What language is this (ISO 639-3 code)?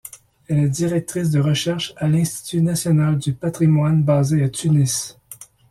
fra